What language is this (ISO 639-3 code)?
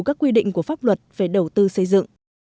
vie